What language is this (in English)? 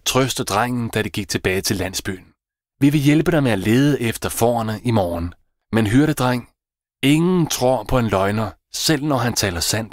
Danish